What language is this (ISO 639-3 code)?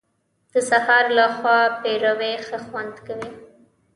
pus